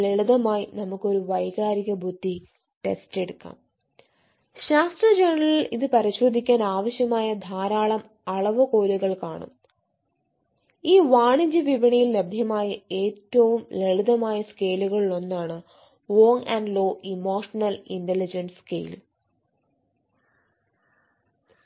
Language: Malayalam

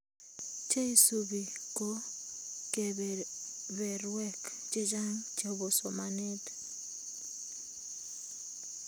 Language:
Kalenjin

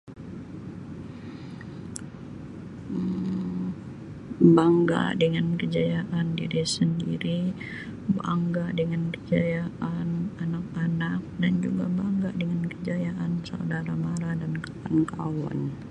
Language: Sabah Malay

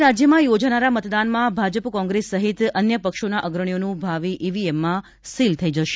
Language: Gujarati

